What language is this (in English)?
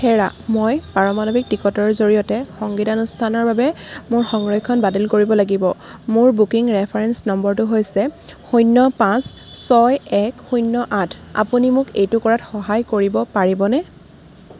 Assamese